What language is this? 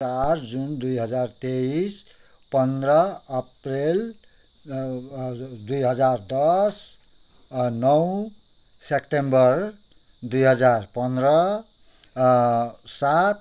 Nepali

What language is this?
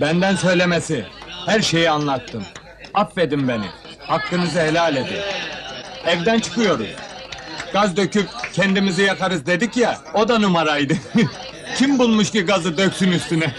Turkish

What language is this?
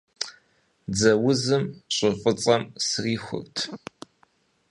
Kabardian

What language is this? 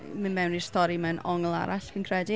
Welsh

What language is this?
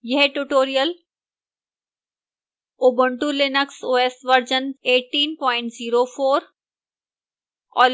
Hindi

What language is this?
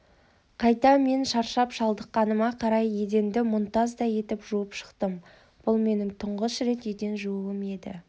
Kazakh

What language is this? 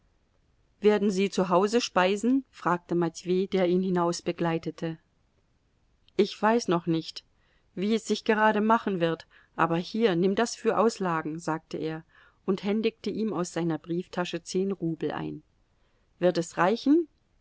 German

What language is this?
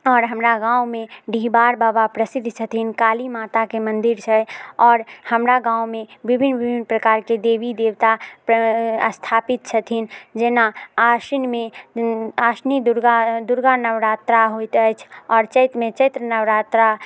Maithili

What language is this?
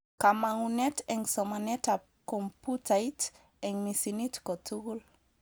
Kalenjin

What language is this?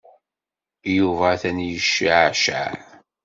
Kabyle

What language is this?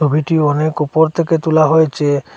Bangla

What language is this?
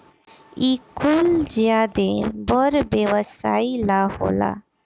Bhojpuri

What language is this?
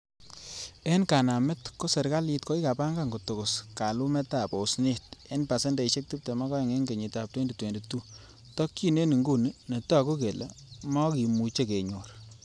Kalenjin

